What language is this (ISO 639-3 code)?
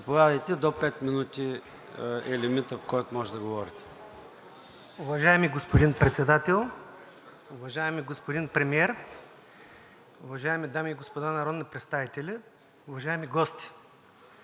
bul